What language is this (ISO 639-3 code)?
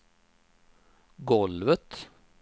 swe